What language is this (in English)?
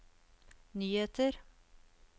Norwegian